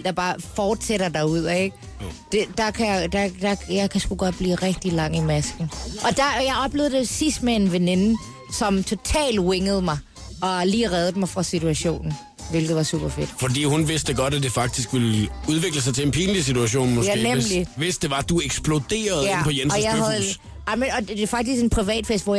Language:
Danish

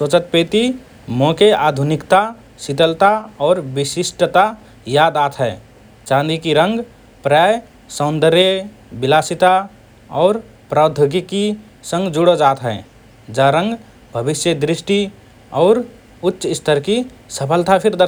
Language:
Rana Tharu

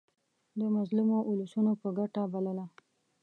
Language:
Pashto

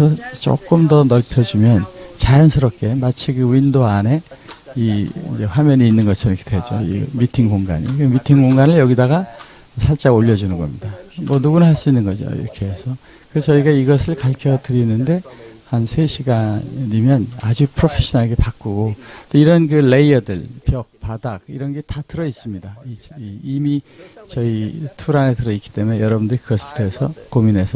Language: Korean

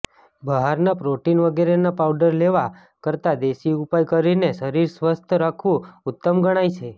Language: Gujarati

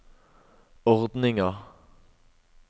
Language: Norwegian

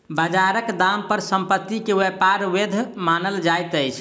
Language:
Maithili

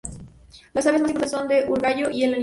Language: Spanish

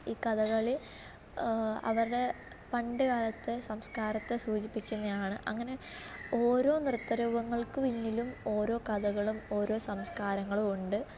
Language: Malayalam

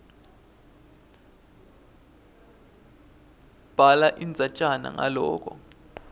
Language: Swati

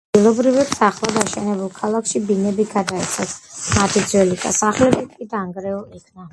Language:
Georgian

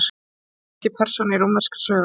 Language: Icelandic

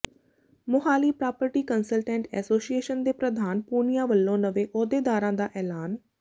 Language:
Punjabi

